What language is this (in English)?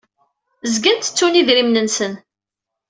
Kabyle